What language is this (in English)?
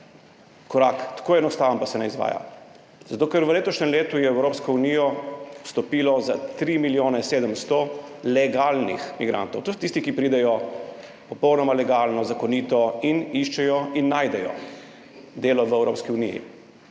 Slovenian